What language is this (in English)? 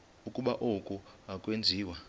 Xhosa